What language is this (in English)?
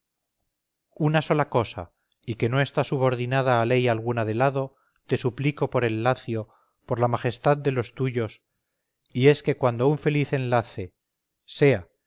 Spanish